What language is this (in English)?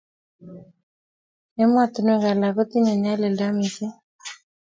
Kalenjin